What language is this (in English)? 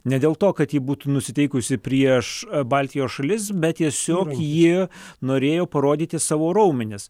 Lithuanian